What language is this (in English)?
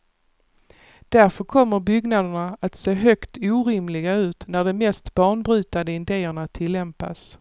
Swedish